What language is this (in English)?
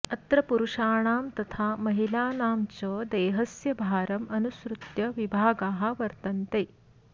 Sanskrit